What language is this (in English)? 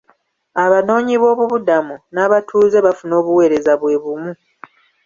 Ganda